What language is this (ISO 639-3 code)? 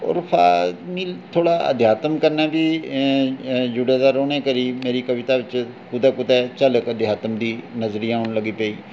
doi